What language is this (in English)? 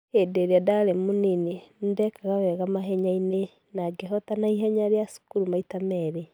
Kikuyu